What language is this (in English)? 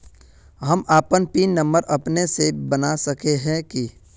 Magahi